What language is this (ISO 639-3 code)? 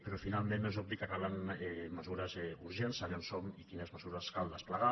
cat